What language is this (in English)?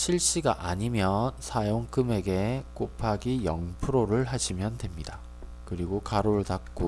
Korean